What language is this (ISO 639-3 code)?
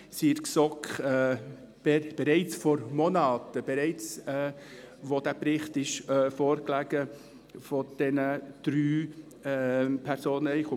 gsw